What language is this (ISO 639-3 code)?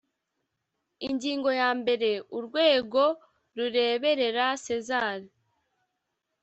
kin